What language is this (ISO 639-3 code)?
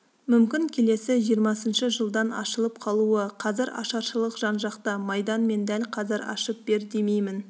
kaz